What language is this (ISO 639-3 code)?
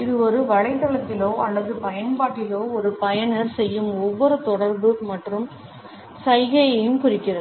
tam